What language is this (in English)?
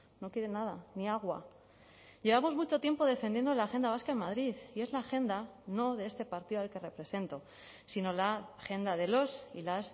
Spanish